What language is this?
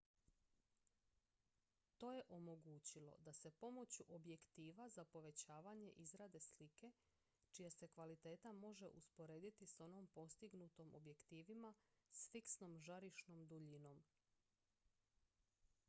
Croatian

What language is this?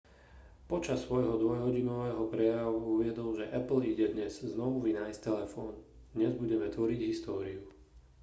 Slovak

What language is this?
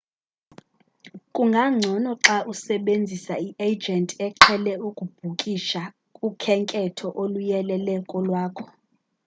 Xhosa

